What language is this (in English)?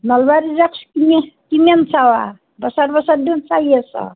Assamese